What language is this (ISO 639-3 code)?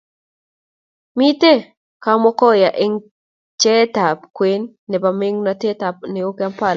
kln